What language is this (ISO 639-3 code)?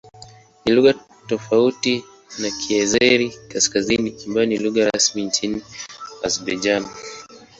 swa